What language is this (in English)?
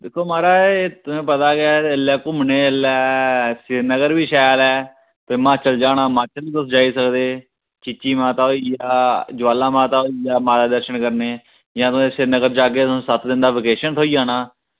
Dogri